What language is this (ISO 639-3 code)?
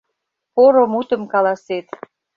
chm